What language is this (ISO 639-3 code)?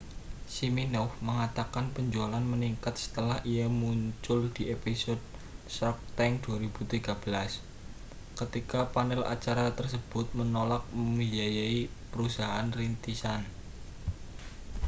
ind